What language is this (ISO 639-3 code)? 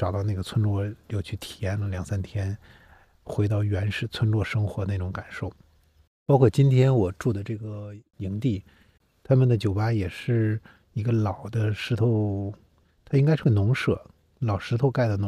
zho